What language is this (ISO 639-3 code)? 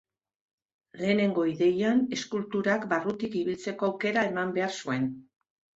eus